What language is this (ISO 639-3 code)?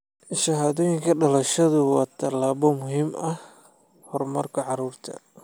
som